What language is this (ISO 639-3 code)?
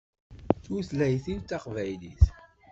kab